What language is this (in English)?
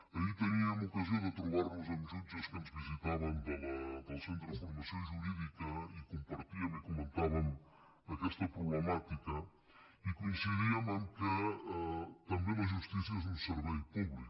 Catalan